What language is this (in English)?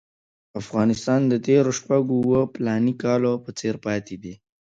Pashto